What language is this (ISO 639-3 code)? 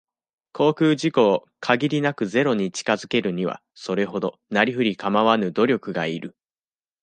jpn